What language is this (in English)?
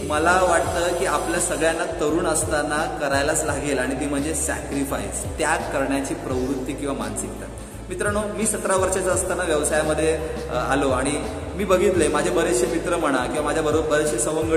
Marathi